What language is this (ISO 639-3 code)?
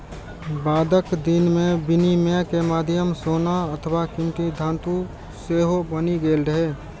mai